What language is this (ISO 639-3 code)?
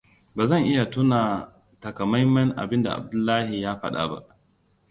hau